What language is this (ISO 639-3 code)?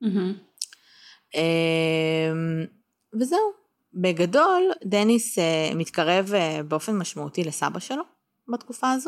heb